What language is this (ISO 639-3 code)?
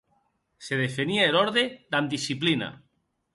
oci